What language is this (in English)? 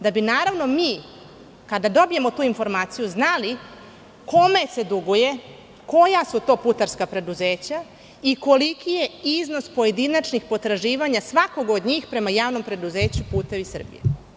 Serbian